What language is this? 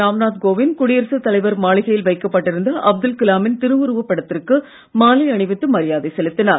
Tamil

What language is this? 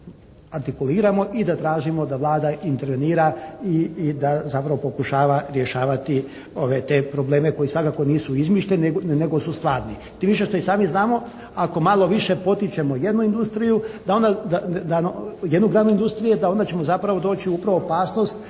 Croatian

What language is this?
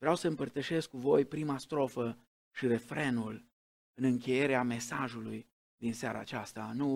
Romanian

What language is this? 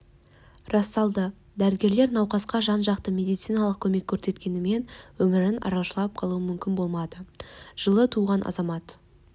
Kazakh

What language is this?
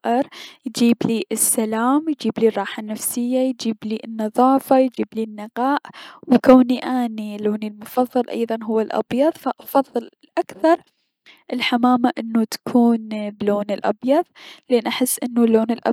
Mesopotamian Arabic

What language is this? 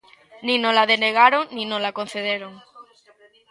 Galician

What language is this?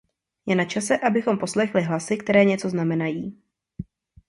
Czech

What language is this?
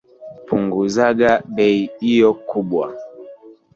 Swahili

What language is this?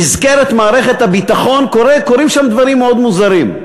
Hebrew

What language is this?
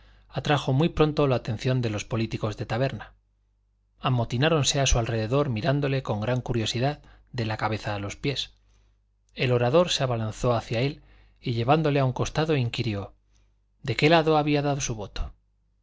Spanish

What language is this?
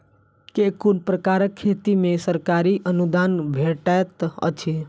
Maithili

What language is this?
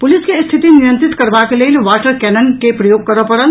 Maithili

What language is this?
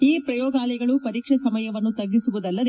Kannada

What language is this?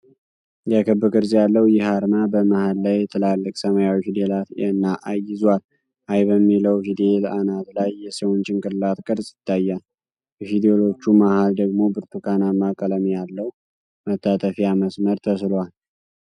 Amharic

